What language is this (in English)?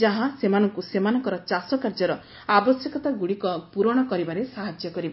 Odia